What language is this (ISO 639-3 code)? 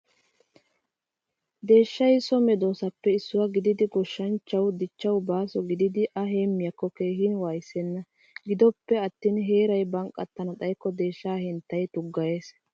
wal